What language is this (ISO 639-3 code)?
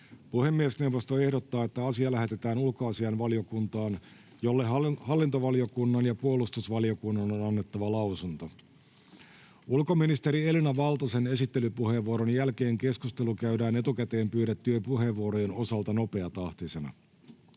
fin